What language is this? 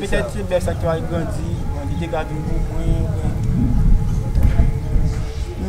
French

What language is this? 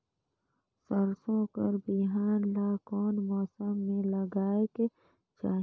Chhattisgarhi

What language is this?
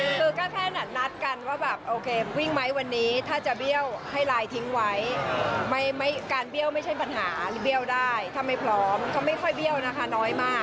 Thai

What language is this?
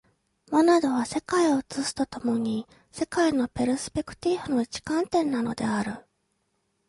Japanese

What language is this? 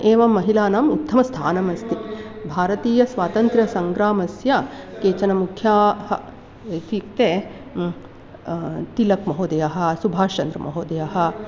Sanskrit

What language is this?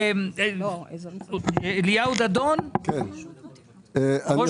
Hebrew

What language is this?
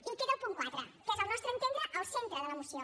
Catalan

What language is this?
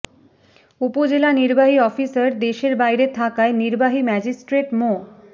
Bangla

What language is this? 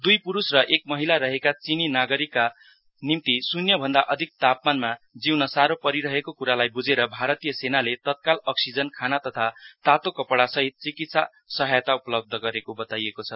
Nepali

